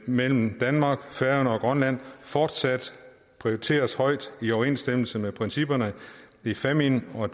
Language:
Danish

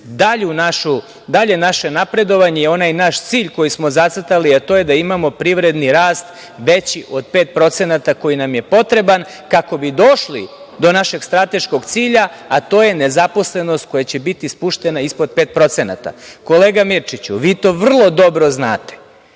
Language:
Serbian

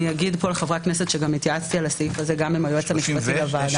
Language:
Hebrew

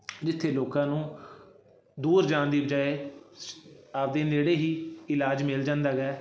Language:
Punjabi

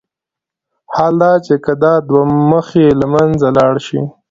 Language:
Pashto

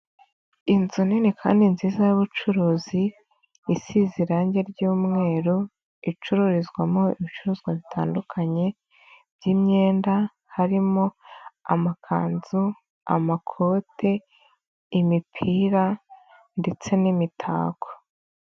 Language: Kinyarwanda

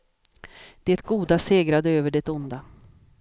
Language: Swedish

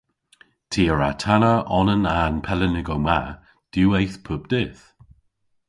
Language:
Cornish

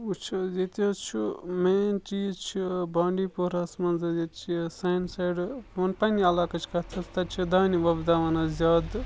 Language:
Kashmiri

